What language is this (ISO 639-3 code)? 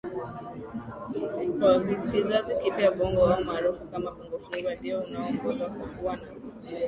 swa